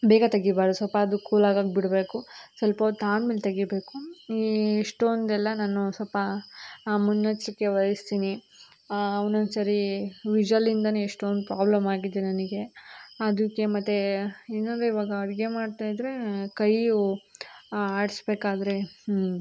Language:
Kannada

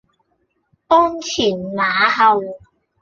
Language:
Cantonese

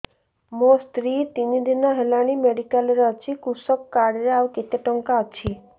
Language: Odia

